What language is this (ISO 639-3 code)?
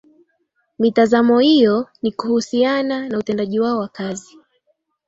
swa